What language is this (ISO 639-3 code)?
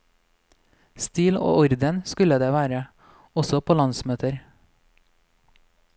nor